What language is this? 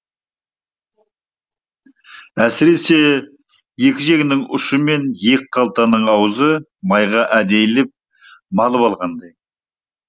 Kazakh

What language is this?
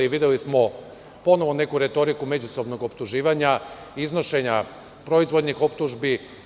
Serbian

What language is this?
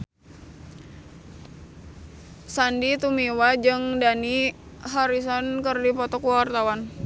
Sundanese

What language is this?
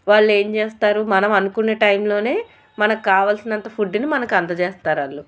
Telugu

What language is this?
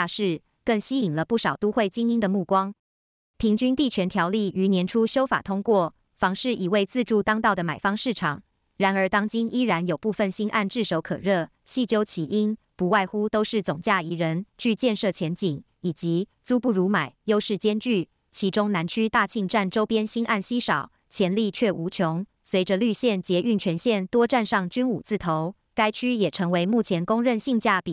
Chinese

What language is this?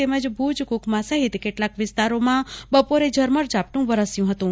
Gujarati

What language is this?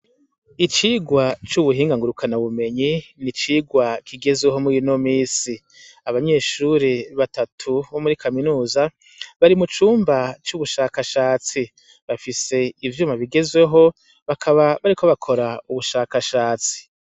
Rundi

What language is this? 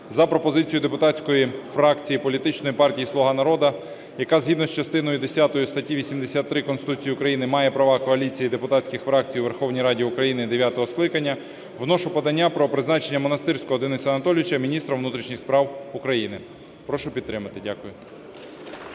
Ukrainian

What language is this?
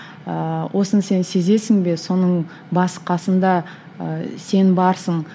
Kazakh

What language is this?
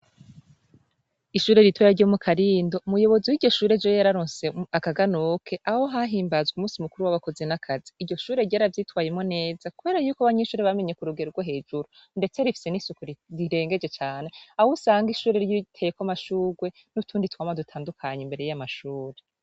Rundi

